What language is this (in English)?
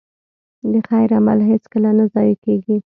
Pashto